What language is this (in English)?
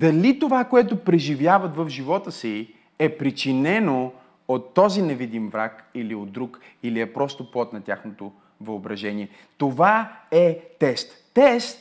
Bulgarian